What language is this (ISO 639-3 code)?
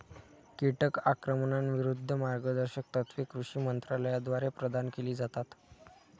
mar